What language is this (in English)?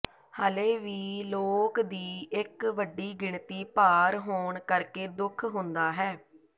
Punjabi